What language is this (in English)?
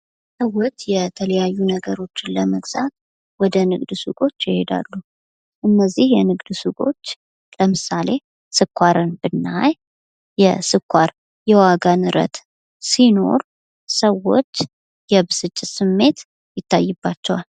Amharic